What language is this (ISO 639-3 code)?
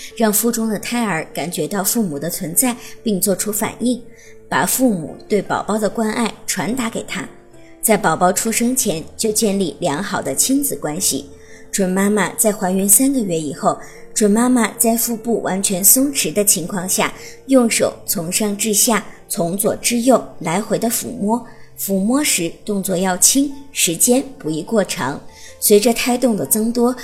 zho